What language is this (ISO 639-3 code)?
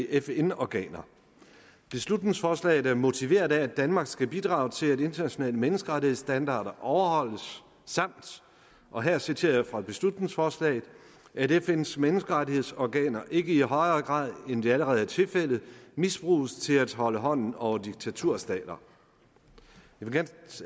dan